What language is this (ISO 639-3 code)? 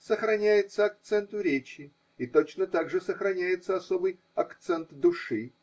rus